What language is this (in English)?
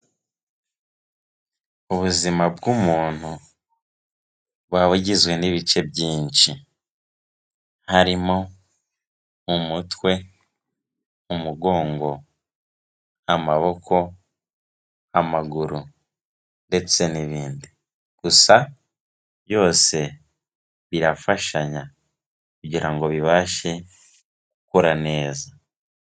Kinyarwanda